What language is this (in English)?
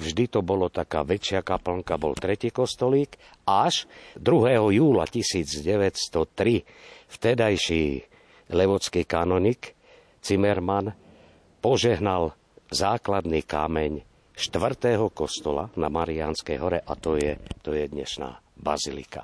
Slovak